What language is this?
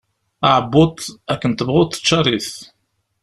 Kabyle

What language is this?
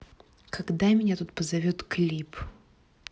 Russian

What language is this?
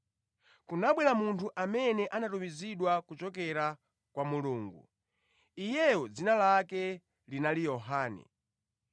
Nyanja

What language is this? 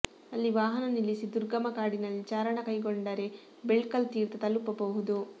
Kannada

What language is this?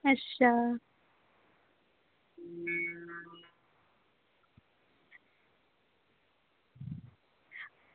Dogri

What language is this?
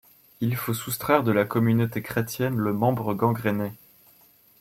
French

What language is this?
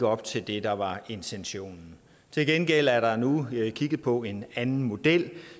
Danish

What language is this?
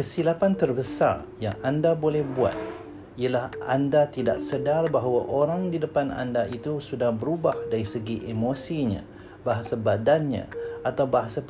Malay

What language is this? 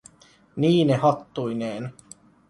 Finnish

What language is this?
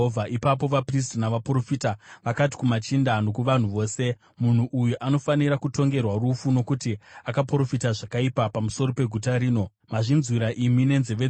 Shona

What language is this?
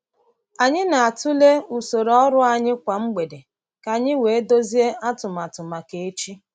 Igbo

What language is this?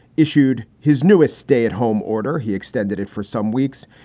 English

